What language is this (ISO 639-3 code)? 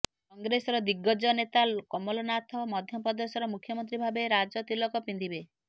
ori